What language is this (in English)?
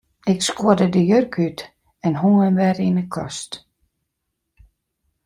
Western Frisian